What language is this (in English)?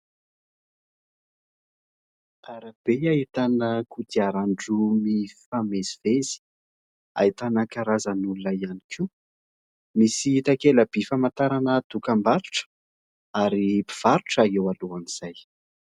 Malagasy